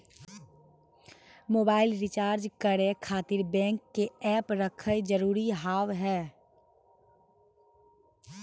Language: Maithili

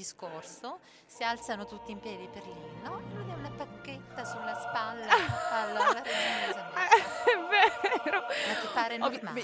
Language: Italian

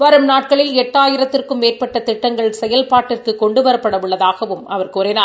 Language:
Tamil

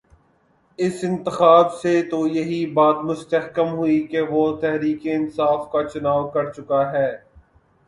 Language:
Urdu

